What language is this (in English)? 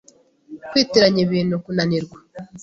Kinyarwanda